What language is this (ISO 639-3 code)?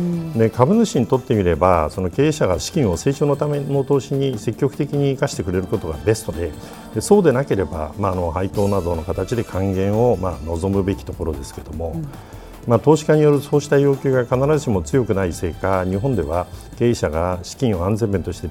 jpn